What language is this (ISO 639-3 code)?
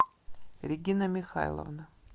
rus